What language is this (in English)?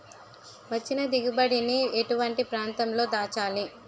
Telugu